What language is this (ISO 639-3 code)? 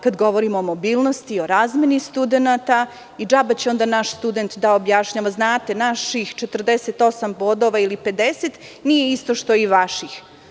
srp